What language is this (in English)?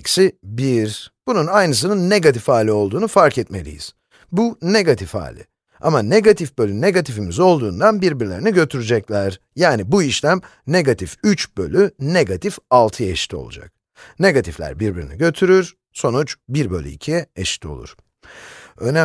Turkish